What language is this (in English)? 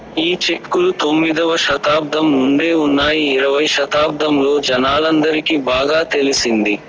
Telugu